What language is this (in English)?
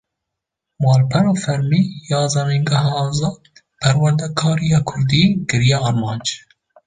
Kurdish